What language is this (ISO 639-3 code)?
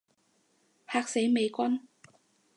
yue